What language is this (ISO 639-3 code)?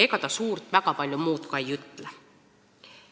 est